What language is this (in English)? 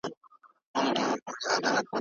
Pashto